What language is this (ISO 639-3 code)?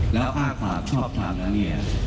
tha